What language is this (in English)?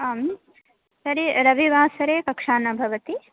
Sanskrit